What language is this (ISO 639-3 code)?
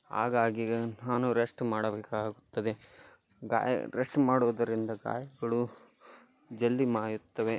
kan